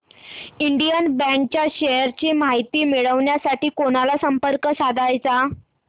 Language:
Marathi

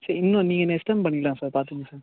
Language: Tamil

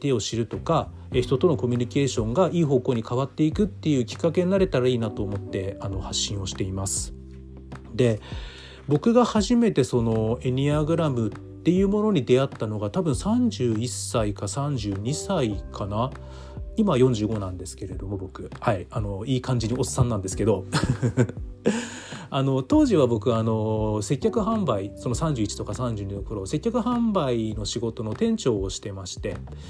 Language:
Japanese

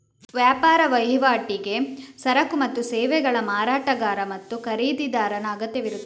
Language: Kannada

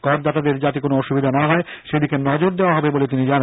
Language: Bangla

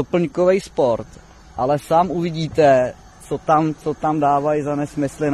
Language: Czech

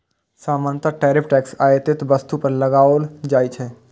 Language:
Maithili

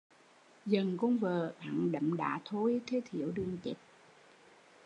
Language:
Vietnamese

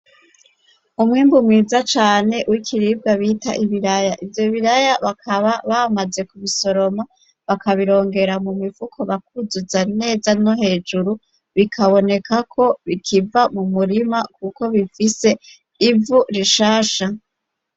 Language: Rundi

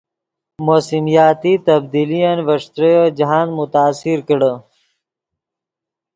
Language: Yidgha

